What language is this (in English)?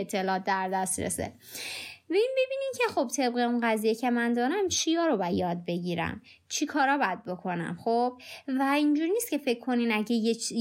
Persian